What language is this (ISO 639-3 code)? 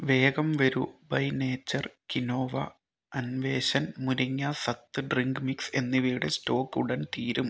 mal